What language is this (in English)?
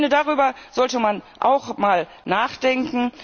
German